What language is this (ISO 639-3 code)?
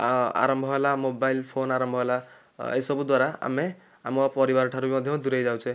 ori